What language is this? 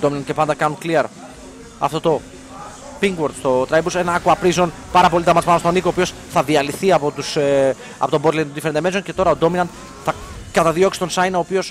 Greek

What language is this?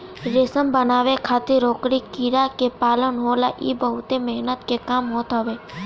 Bhojpuri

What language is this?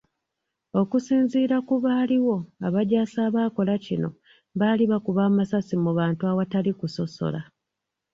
Ganda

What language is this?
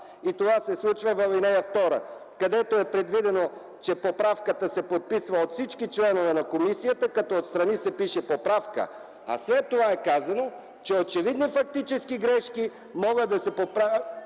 Bulgarian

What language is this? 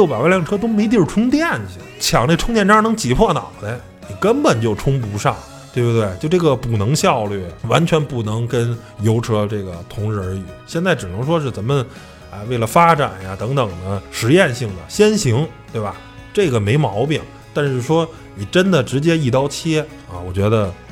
Chinese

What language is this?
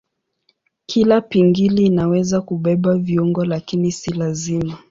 Swahili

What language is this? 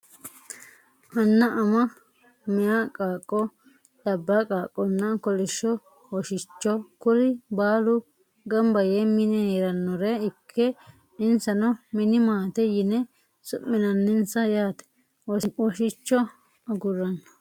Sidamo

